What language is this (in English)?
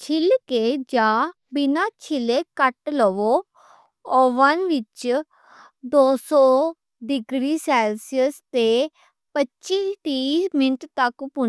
Western Panjabi